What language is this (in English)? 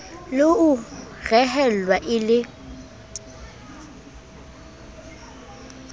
Southern Sotho